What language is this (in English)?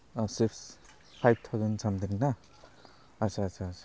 Assamese